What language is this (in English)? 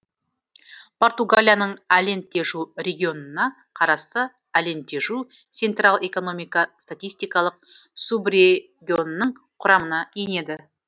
Kazakh